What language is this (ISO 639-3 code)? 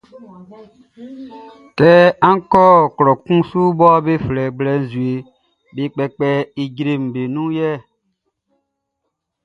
bci